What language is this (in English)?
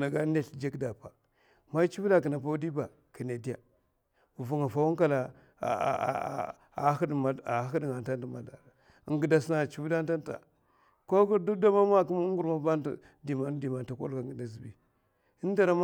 Mafa